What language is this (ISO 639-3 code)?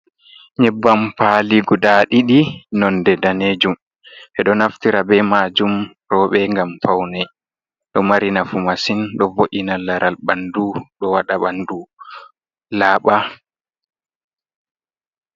ful